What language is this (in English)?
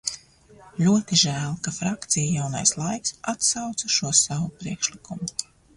Latvian